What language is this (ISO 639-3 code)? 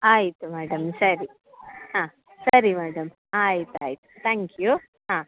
kan